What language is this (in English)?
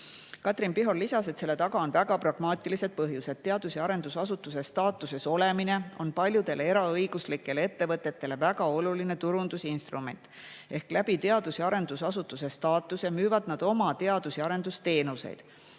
Estonian